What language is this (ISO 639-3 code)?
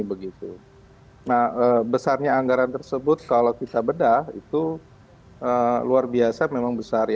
ind